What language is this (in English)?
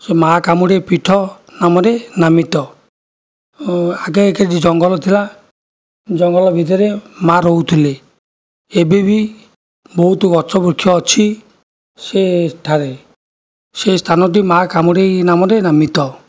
Odia